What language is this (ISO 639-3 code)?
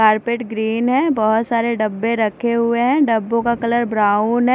hin